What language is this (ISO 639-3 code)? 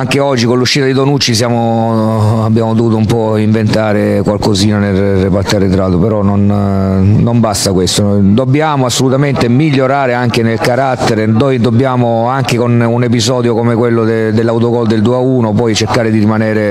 ita